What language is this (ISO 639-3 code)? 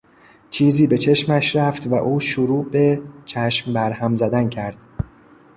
fas